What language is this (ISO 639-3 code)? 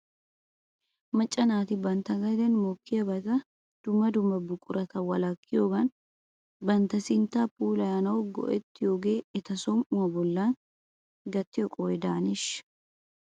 wal